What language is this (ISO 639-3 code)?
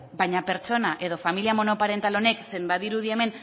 eus